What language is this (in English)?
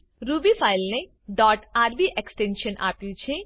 Gujarati